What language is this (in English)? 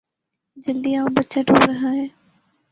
Urdu